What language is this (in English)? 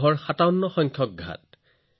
Assamese